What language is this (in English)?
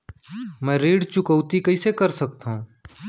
Chhattisgarhi